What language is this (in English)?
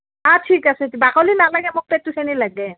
Assamese